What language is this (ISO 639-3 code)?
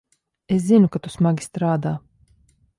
lav